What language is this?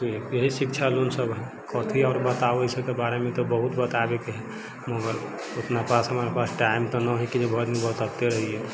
Maithili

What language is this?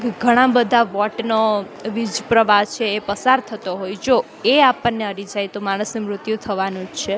Gujarati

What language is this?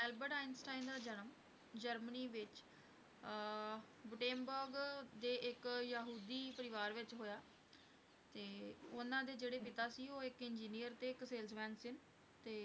Punjabi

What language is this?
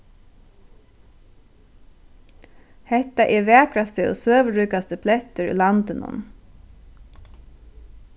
Faroese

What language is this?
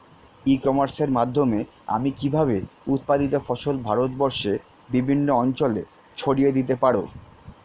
Bangla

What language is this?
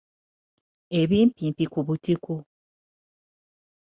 Ganda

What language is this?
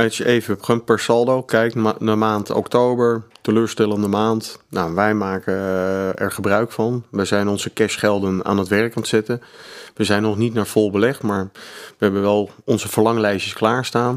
Dutch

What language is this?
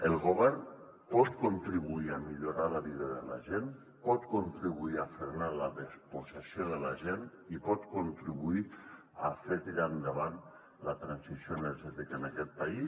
Catalan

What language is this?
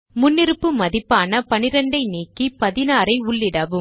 Tamil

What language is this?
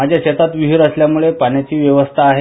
Marathi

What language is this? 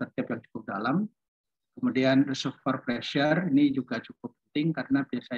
Indonesian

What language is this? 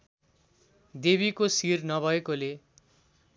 Nepali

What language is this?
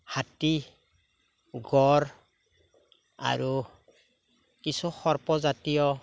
Assamese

